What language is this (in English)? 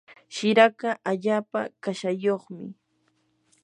Yanahuanca Pasco Quechua